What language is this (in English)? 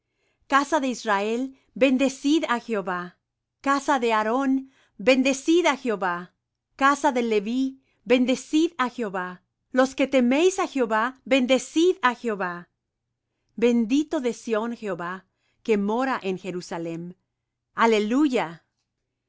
Spanish